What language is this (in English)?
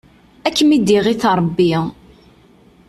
Kabyle